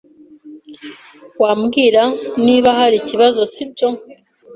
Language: Kinyarwanda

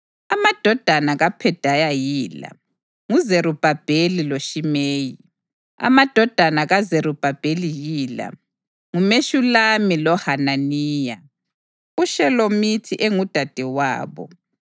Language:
North Ndebele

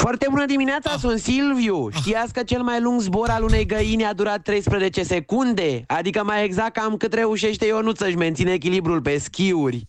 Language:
Romanian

